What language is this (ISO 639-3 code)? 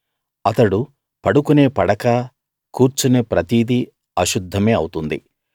tel